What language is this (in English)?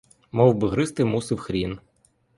Ukrainian